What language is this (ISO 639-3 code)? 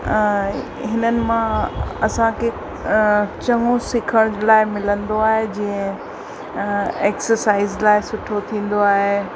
snd